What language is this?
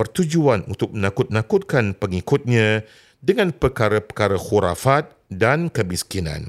Malay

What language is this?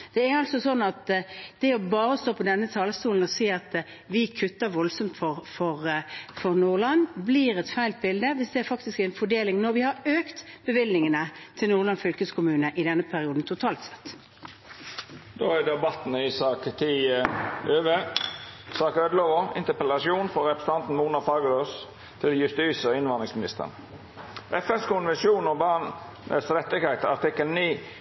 Norwegian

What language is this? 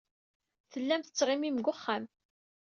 Kabyle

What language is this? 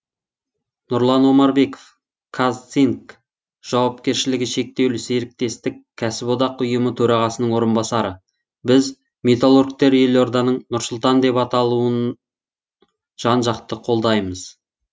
Kazakh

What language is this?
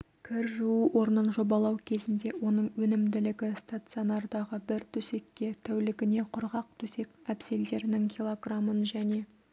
Kazakh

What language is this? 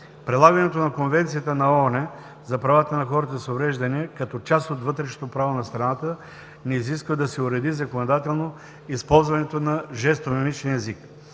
Bulgarian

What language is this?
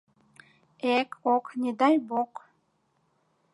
Mari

